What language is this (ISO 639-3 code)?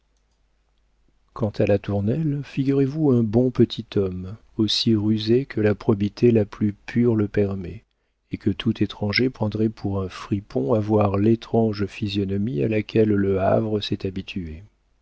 fra